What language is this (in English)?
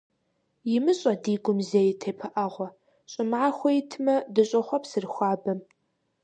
Kabardian